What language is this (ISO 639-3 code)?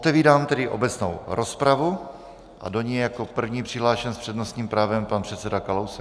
ces